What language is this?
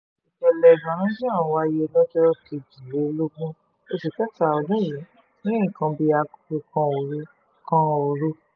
Yoruba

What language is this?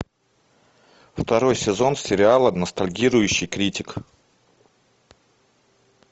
Russian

